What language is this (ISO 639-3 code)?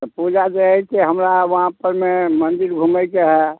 mai